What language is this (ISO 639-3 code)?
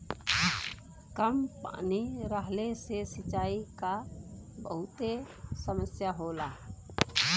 bho